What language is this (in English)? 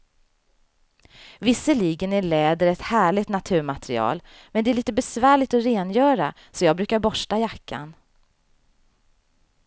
Swedish